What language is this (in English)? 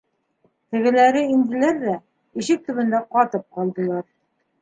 Bashkir